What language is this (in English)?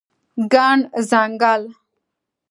Pashto